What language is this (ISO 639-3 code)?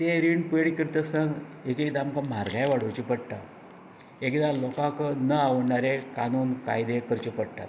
kok